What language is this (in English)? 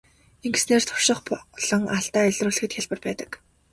Mongolian